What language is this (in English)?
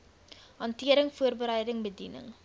Afrikaans